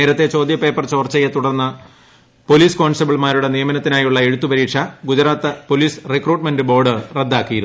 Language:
Malayalam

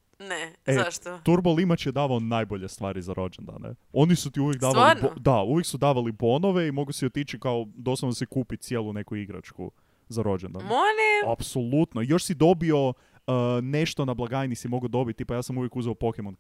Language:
Croatian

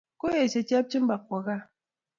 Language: Kalenjin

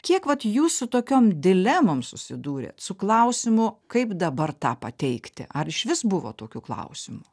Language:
Lithuanian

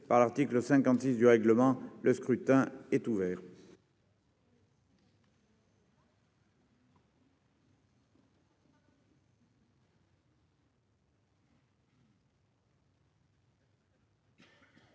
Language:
French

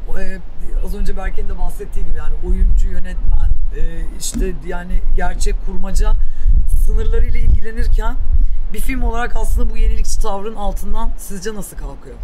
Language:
Turkish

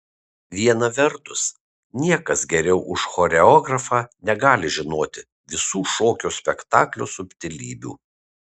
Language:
Lithuanian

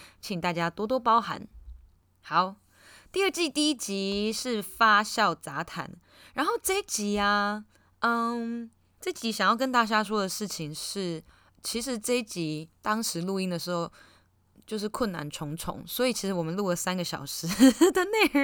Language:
Chinese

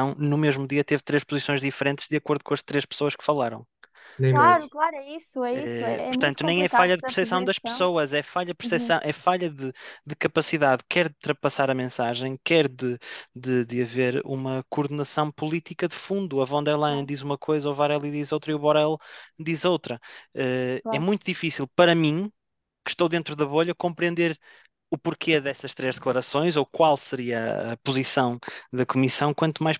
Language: Portuguese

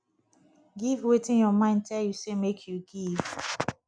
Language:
Nigerian Pidgin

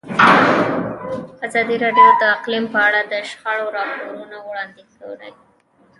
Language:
Pashto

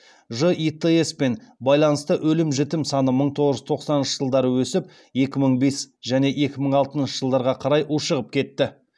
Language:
Kazakh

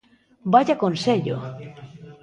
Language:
Galician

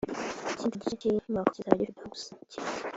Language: Kinyarwanda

